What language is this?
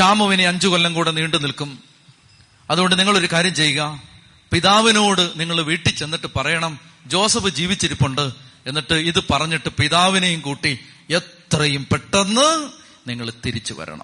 Malayalam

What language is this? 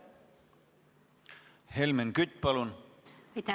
Estonian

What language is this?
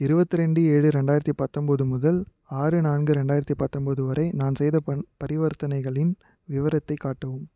Tamil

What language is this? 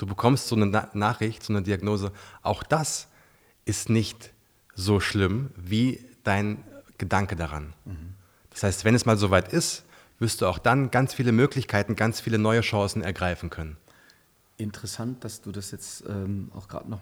German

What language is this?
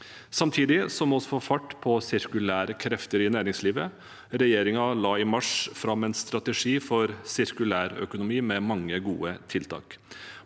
Norwegian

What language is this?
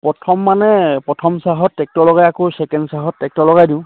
Assamese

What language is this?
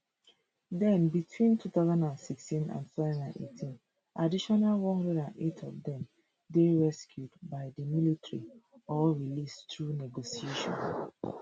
Nigerian Pidgin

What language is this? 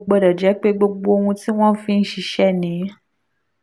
Yoruba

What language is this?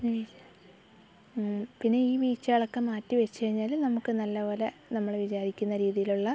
Malayalam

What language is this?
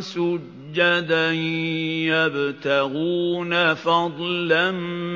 Arabic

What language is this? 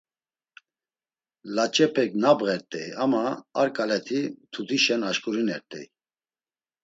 Laz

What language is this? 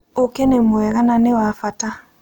Kikuyu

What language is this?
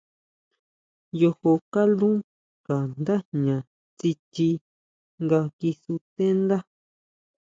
Huautla Mazatec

